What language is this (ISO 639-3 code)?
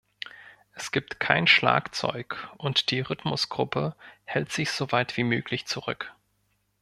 deu